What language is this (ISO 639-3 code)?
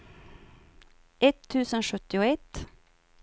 swe